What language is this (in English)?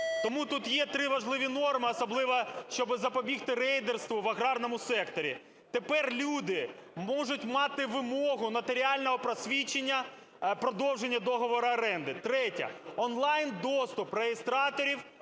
Ukrainian